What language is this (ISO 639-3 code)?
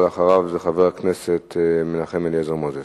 heb